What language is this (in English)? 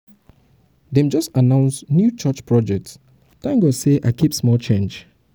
Nigerian Pidgin